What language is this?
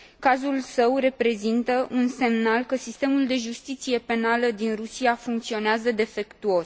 Romanian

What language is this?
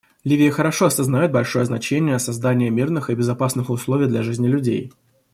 Russian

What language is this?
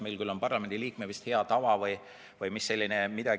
Estonian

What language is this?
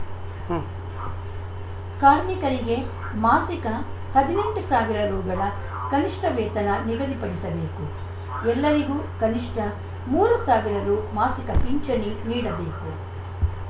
Kannada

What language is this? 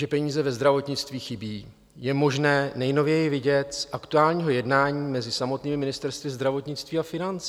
Czech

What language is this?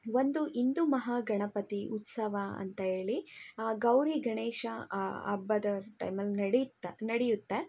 Kannada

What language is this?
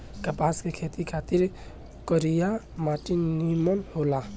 Bhojpuri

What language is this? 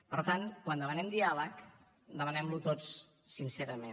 Catalan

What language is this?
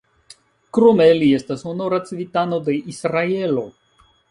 Esperanto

